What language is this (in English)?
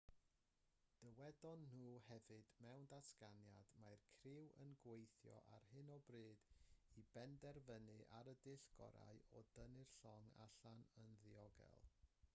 Welsh